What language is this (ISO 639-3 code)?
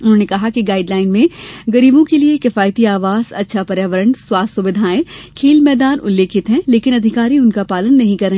hin